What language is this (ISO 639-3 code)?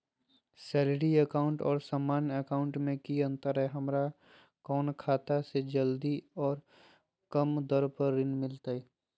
mag